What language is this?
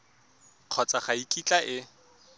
Tswana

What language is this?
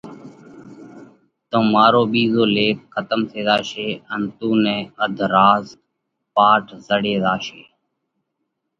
Parkari Koli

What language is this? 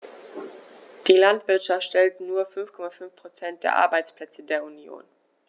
German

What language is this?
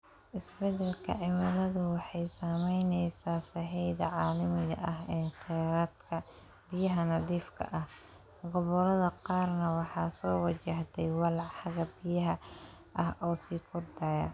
Somali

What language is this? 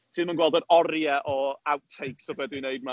Welsh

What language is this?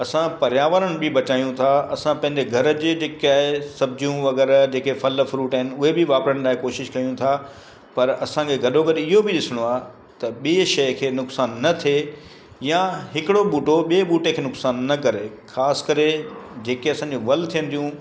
Sindhi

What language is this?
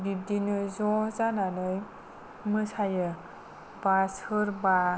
Bodo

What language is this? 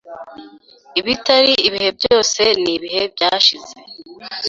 Kinyarwanda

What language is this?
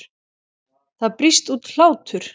Icelandic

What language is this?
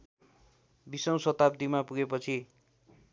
Nepali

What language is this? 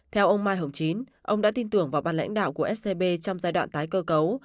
Vietnamese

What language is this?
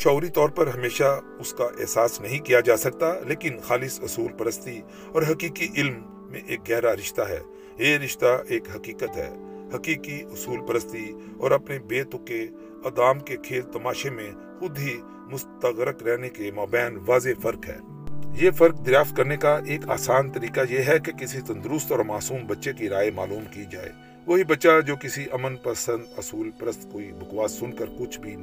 Urdu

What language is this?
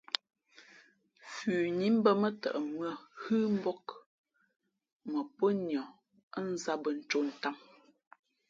Fe'fe'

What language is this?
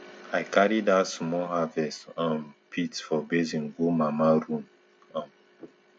Nigerian Pidgin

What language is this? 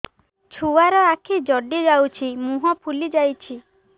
Odia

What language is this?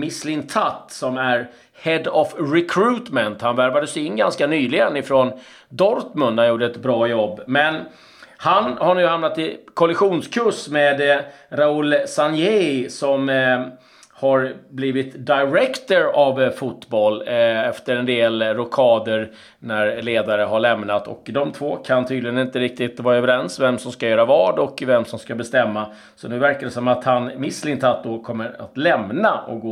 Swedish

